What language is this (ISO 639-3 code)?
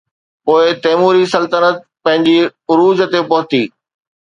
snd